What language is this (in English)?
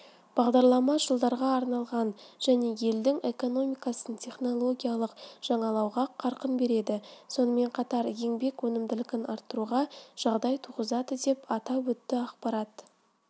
Kazakh